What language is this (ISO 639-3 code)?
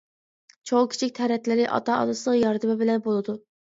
uig